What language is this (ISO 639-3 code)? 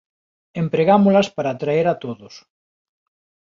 glg